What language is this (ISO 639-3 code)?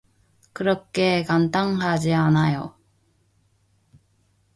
kor